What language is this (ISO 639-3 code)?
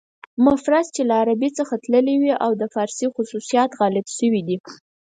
pus